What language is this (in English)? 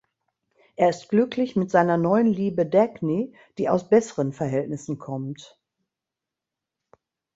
German